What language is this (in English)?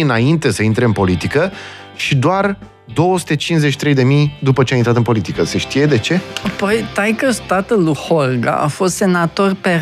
Romanian